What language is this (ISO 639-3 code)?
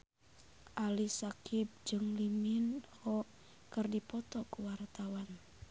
sun